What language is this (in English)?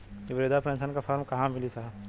Bhojpuri